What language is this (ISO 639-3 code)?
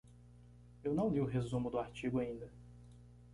por